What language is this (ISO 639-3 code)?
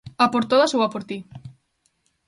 glg